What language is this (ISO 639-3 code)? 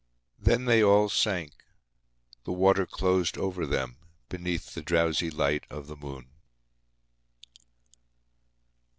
eng